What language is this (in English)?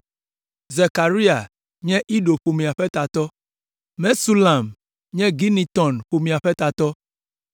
Ewe